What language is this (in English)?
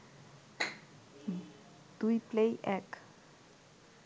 Bangla